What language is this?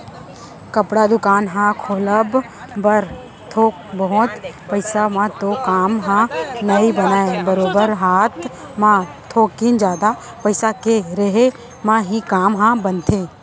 Chhattisgarhi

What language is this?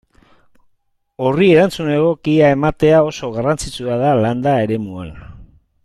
Basque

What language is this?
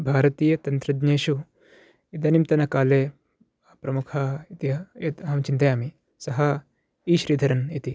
Sanskrit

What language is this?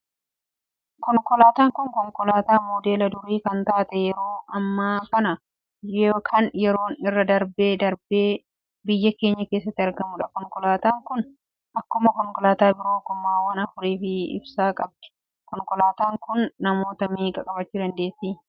Oromo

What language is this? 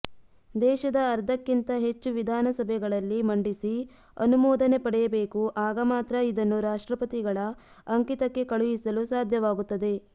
Kannada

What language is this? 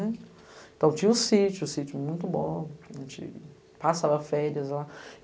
Portuguese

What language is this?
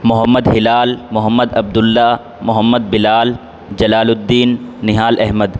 Urdu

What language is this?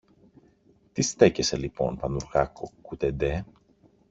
Greek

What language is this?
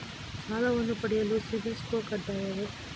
Kannada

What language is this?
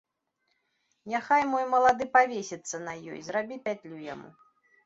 Belarusian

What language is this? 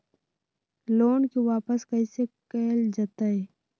Magahi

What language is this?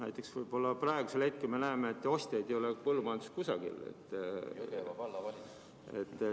Estonian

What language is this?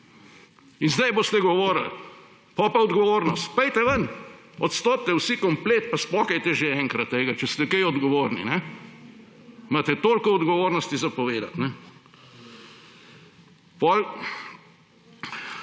Slovenian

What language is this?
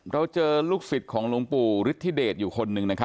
Thai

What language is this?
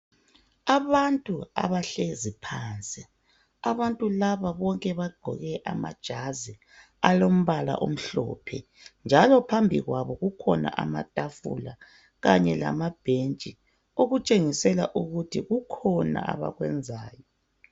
North Ndebele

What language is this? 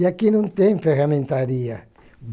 Portuguese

